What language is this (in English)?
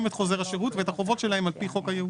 Hebrew